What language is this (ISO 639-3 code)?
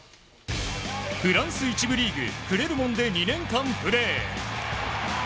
jpn